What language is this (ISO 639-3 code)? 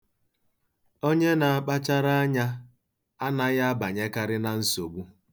ibo